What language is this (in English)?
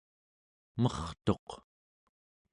Central Yupik